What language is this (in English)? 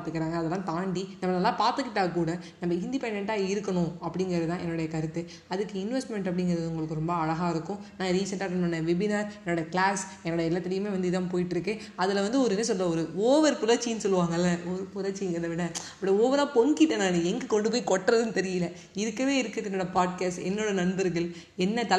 Tamil